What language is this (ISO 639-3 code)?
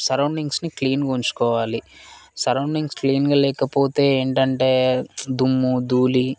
tel